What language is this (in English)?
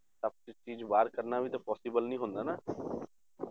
Punjabi